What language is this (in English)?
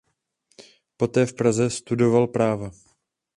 Czech